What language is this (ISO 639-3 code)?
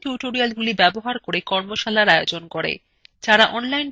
ben